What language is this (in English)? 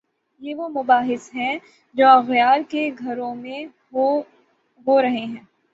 Urdu